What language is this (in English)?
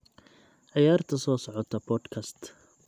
Somali